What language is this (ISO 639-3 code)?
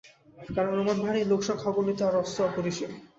ben